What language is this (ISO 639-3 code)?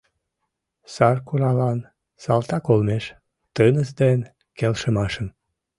chm